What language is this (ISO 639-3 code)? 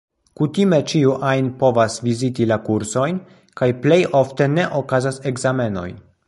epo